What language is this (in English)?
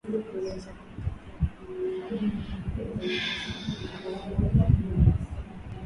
Swahili